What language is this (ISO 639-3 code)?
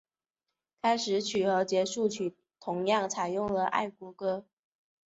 zho